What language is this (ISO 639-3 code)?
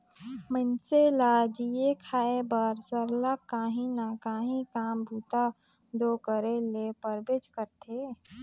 hne